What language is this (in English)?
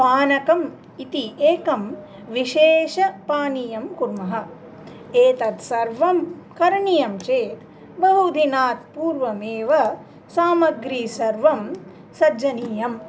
Sanskrit